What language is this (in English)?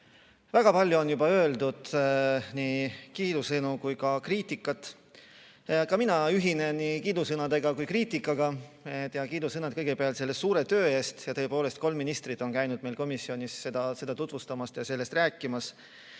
Estonian